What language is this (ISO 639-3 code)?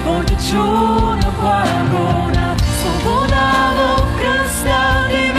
bul